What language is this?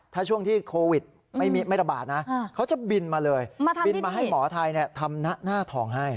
Thai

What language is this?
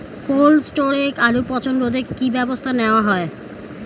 Bangla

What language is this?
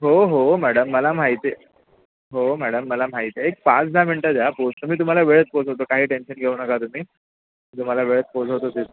Marathi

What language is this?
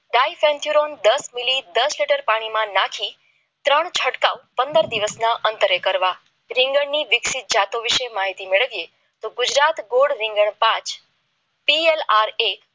Gujarati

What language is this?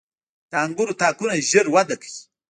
Pashto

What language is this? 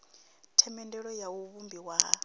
Venda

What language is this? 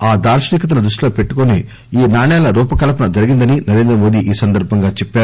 Telugu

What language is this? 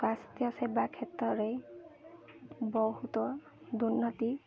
Odia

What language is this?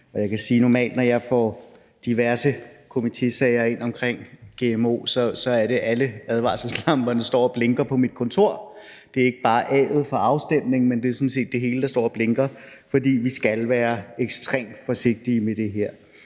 Danish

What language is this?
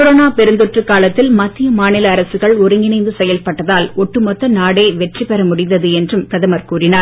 Tamil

